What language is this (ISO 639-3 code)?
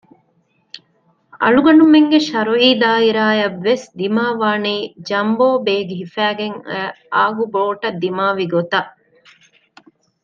div